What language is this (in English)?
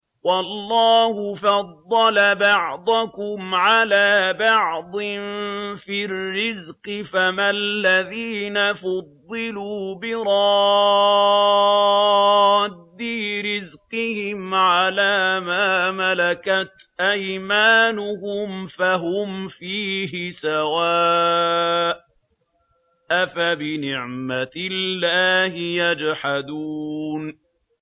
Arabic